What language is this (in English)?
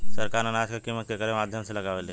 Bhojpuri